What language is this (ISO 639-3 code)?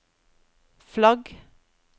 nor